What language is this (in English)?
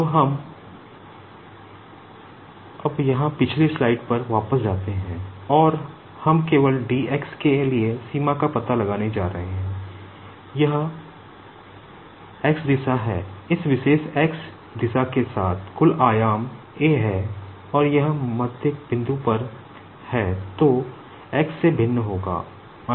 Hindi